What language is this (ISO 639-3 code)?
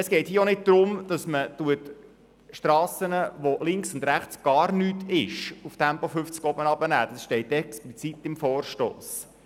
gsw